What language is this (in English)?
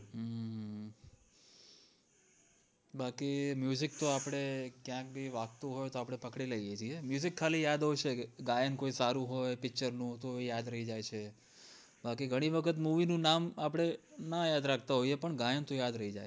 Gujarati